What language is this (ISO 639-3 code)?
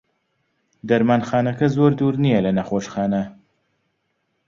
ckb